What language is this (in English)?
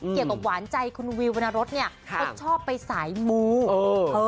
Thai